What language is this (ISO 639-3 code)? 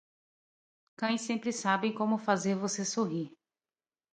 por